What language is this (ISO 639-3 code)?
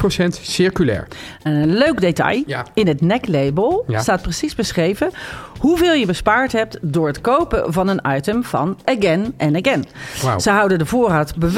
nld